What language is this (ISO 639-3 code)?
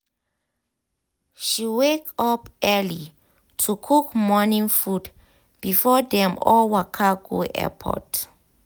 pcm